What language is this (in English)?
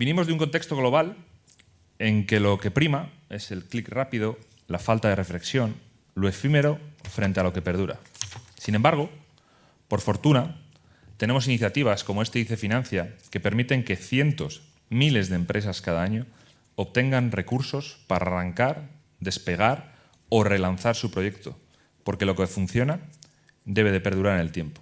Spanish